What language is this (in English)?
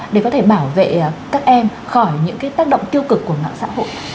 Vietnamese